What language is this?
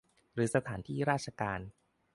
Thai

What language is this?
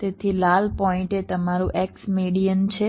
Gujarati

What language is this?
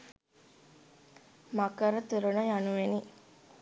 Sinhala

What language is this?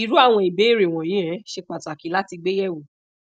Yoruba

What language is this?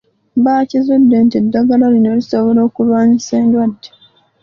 Ganda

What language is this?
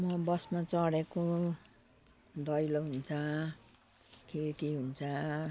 Nepali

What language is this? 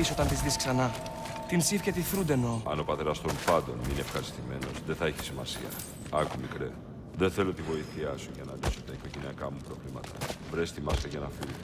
Greek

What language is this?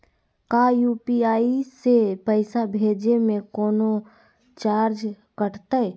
Magahi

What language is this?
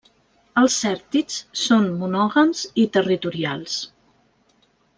Catalan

